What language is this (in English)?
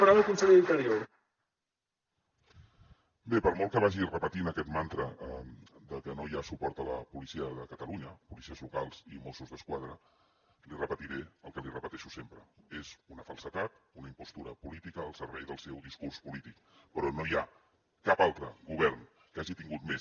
Catalan